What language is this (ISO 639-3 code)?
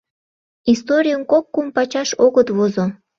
chm